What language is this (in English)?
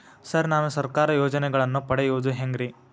Kannada